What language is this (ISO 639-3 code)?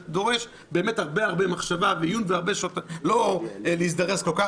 heb